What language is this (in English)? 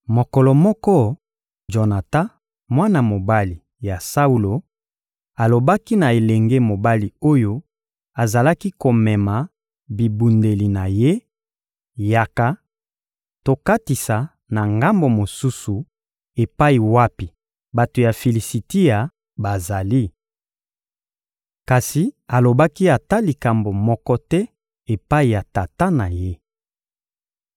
Lingala